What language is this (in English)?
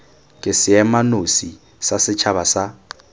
Tswana